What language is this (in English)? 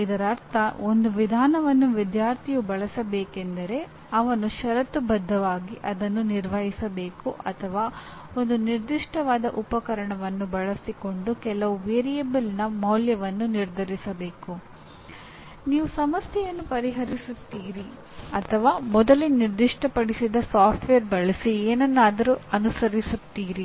Kannada